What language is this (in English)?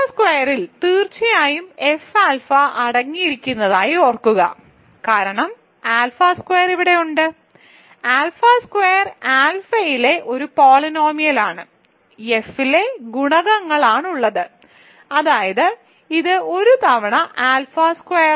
Malayalam